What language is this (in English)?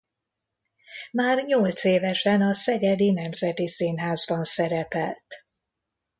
Hungarian